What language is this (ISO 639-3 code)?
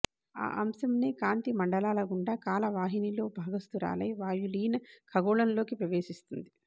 tel